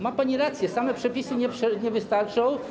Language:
Polish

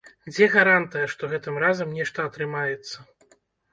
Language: Belarusian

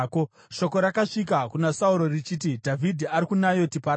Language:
Shona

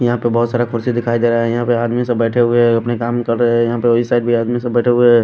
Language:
Hindi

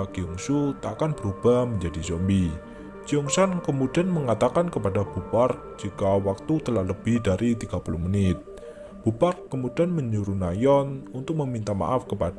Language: Indonesian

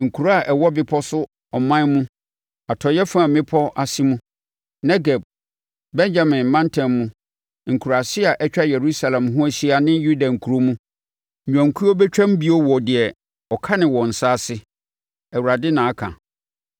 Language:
Akan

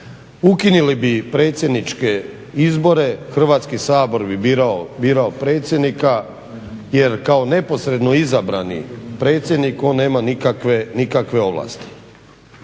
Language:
Croatian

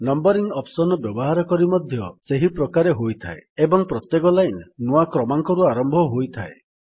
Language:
Odia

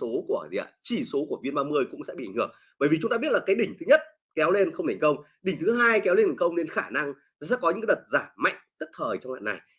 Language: Vietnamese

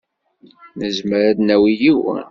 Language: Kabyle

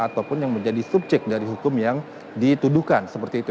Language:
Indonesian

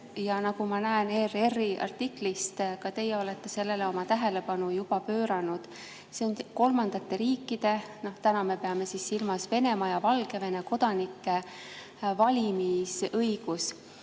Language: Estonian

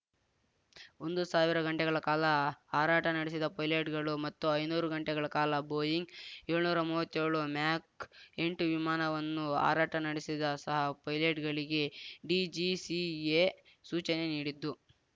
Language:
Kannada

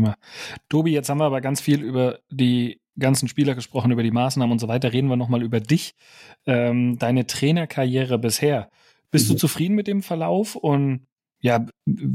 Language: German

